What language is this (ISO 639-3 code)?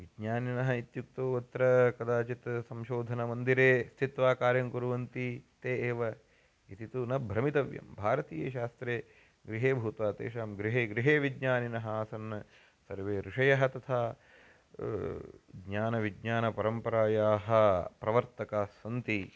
san